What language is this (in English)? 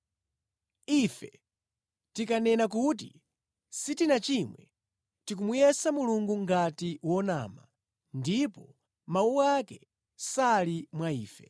Nyanja